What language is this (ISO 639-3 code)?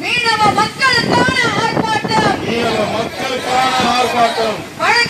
ron